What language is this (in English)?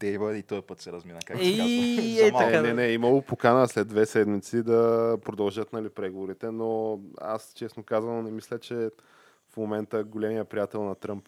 Bulgarian